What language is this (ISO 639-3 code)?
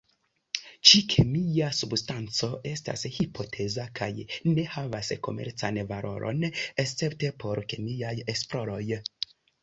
epo